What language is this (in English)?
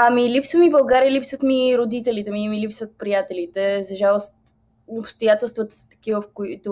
Bulgarian